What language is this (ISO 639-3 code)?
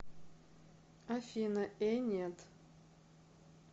rus